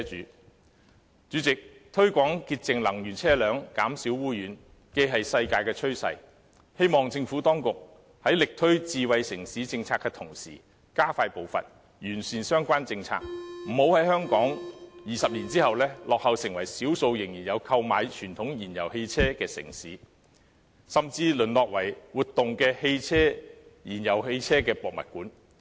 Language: Cantonese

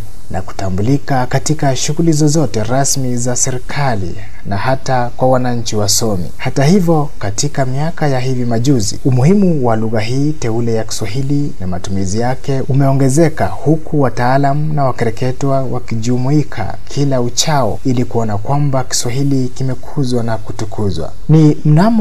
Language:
Swahili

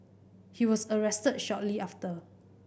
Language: English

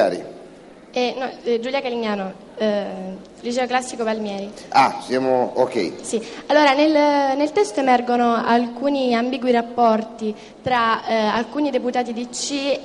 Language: Italian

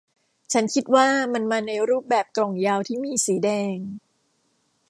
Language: Thai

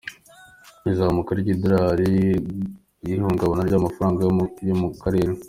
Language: Kinyarwanda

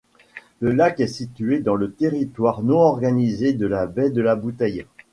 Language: French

